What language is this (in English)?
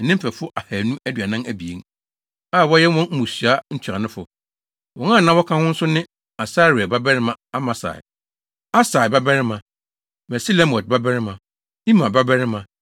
Akan